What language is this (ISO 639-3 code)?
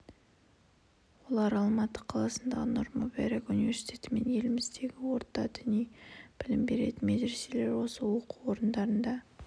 kaz